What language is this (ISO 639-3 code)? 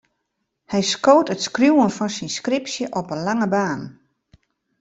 fry